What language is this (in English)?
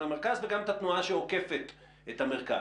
Hebrew